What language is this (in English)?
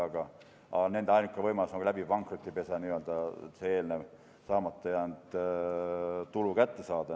Estonian